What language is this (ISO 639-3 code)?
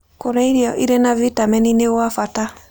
kik